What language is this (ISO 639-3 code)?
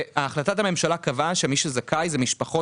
heb